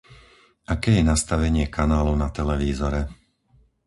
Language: Slovak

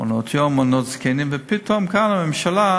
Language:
Hebrew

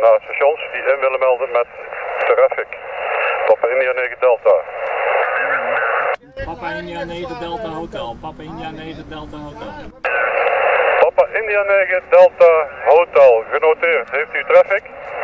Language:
Dutch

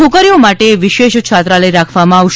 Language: Gujarati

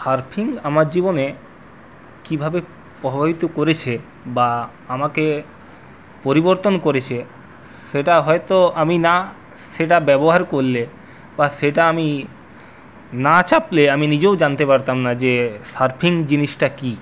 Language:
Bangla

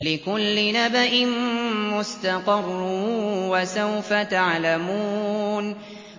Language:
Arabic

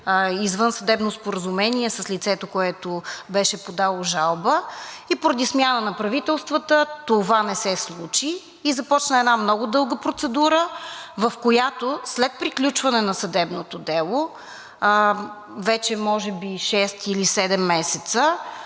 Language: Bulgarian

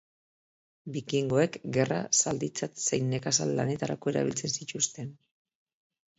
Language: Basque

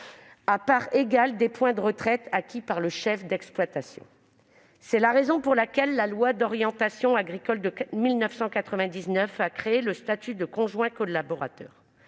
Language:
French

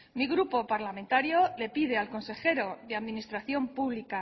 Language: Spanish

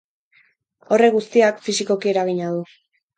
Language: Basque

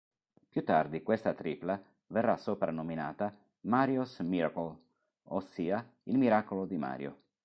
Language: Italian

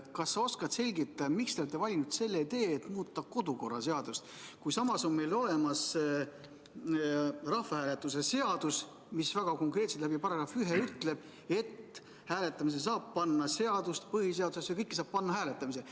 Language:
Estonian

